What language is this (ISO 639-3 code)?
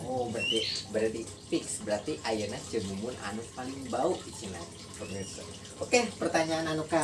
ind